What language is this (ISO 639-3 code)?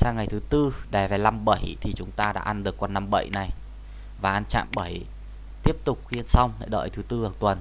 vie